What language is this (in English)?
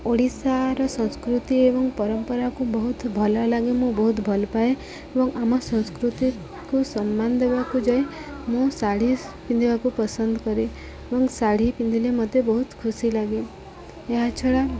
Odia